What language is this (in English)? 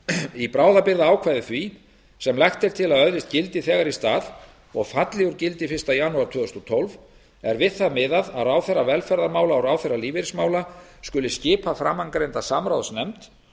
Icelandic